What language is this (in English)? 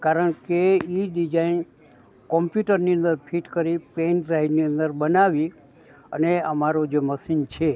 Gujarati